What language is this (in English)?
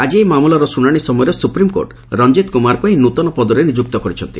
Odia